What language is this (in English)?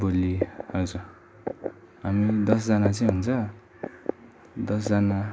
Nepali